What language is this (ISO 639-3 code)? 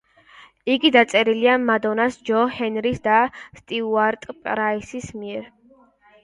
kat